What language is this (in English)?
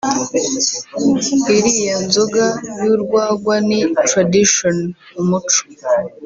Kinyarwanda